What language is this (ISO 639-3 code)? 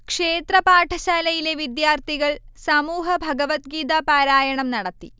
mal